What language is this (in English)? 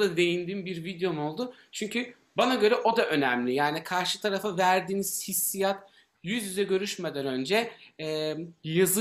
Turkish